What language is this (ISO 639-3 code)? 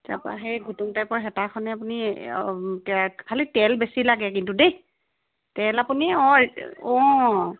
asm